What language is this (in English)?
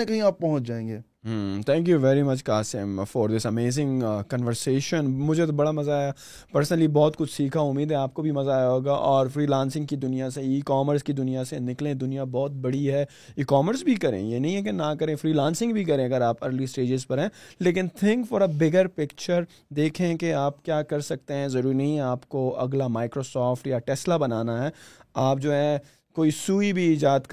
Urdu